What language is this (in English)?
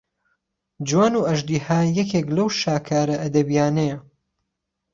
Central Kurdish